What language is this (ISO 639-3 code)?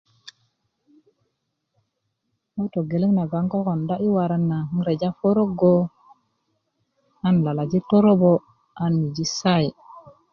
ukv